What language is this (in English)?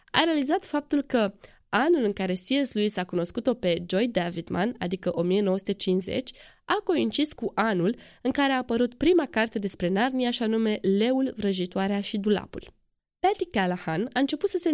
Romanian